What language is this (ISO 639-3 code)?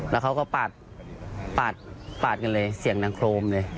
tha